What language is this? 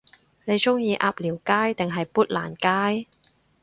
Cantonese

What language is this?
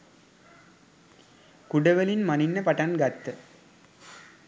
Sinhala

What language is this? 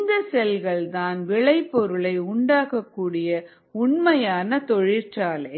Tamil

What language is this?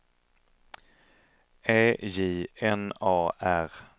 Swedish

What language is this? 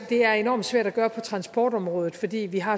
Danish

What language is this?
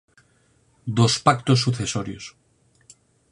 Galician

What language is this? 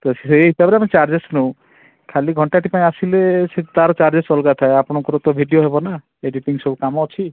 Odia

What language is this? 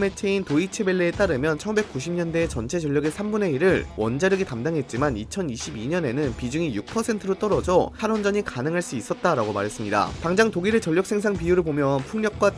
Korean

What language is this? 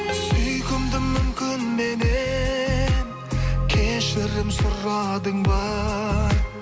Kazakh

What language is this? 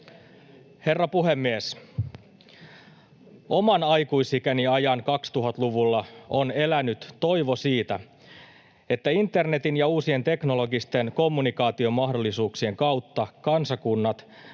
Finnish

